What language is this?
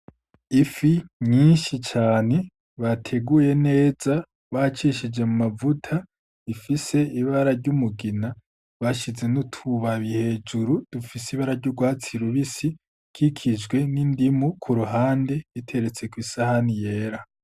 Rundi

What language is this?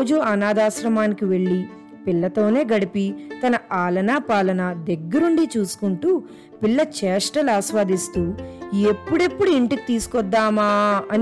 Telugu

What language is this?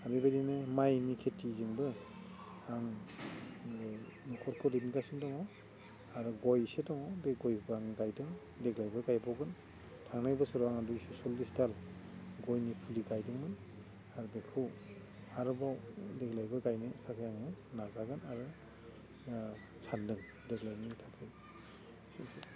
Bodo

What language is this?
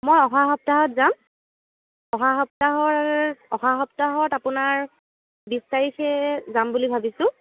Assamese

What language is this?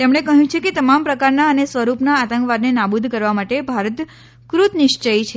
Gujarati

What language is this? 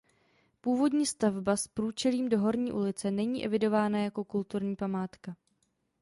Czech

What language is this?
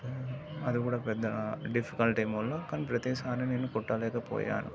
Telugu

